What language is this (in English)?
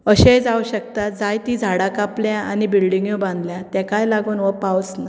Konkani